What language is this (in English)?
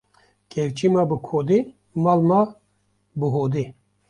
Kurdish